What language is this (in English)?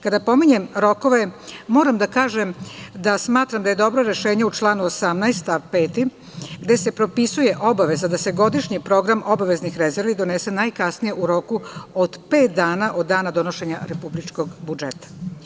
Serbian